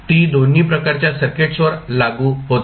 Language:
Marathi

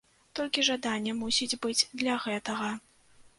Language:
Belarusian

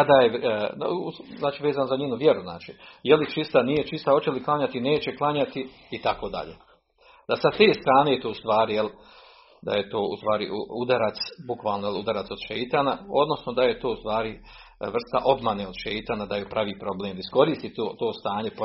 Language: Croatian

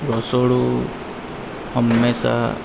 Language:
Gujarati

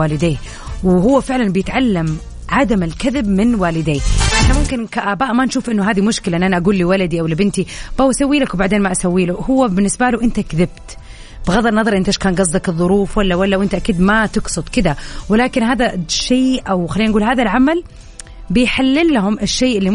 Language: Arabic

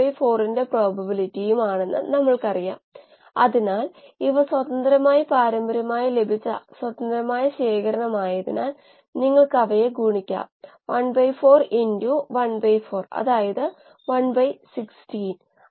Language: Malayalam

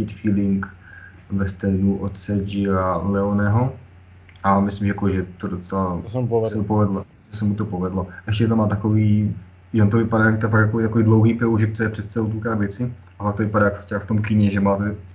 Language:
Czech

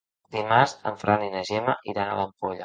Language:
Catalan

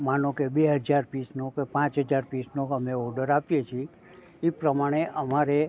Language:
Gujarati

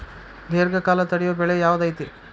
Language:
Kannada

